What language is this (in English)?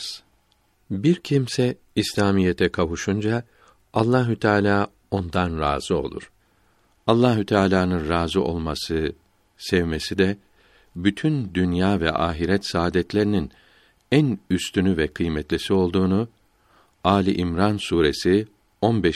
Turkish